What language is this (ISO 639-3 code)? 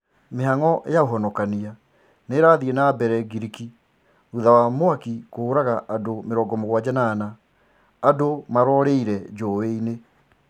kik